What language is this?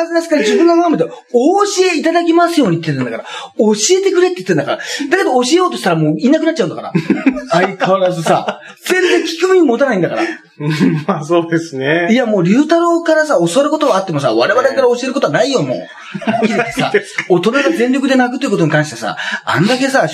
Japanese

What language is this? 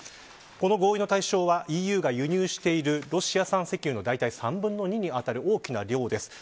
Japanese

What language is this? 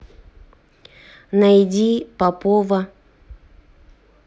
Russian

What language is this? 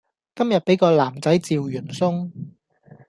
Cantonese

